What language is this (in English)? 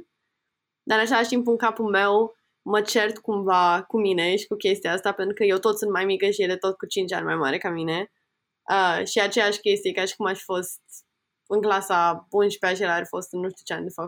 Romanian